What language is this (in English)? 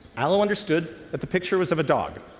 English